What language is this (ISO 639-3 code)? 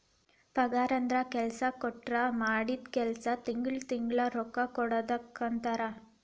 kan